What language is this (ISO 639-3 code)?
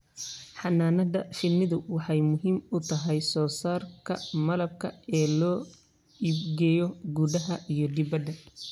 som